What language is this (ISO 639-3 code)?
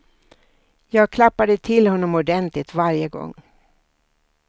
swe